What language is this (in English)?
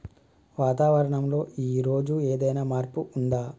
Telugu